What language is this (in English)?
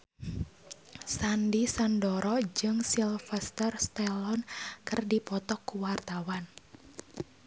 Sundanese